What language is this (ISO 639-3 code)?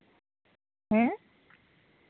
sat